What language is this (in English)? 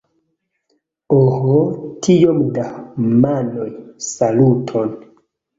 Esperanto